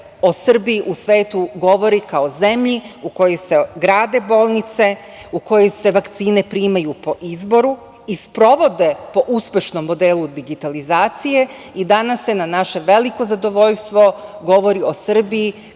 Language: Serbian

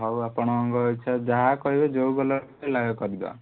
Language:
Odia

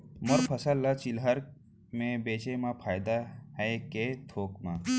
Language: Chhattisgarhi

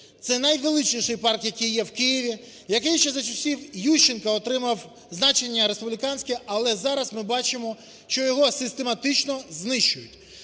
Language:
Ukrainian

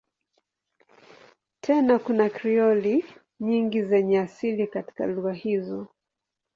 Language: Swahili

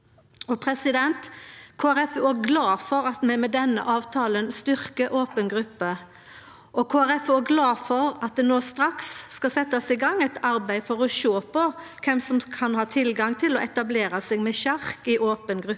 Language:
Norwegian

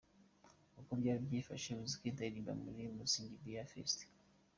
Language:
Kinyarwanda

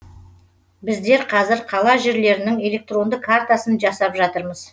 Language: Kazakh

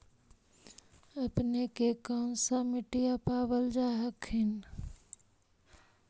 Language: Magahi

